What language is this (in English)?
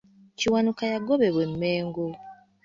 Ganda